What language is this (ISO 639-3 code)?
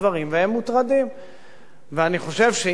heb